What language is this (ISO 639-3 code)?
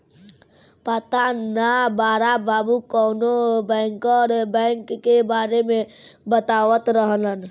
bho